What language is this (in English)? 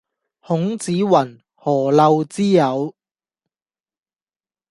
Cantonese